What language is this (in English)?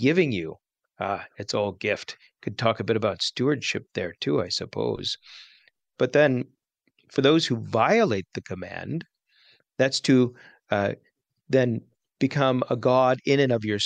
English